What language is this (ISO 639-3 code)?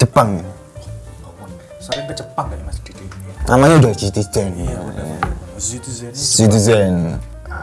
ind